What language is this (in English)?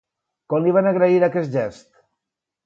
Catalan